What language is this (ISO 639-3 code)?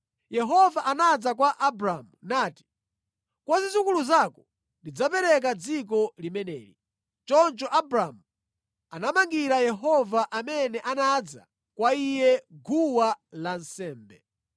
nya